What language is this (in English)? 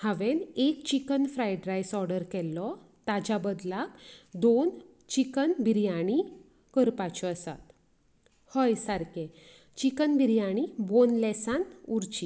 Konkani